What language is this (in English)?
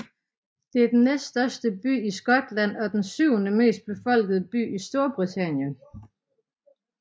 Danish